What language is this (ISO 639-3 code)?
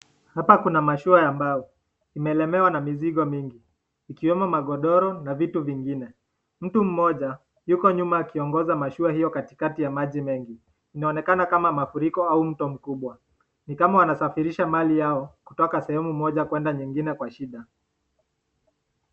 swa